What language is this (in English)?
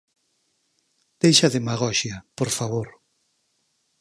Galician